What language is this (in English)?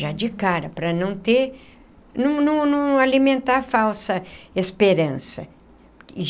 Portuguese